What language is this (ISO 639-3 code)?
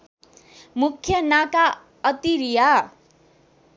nep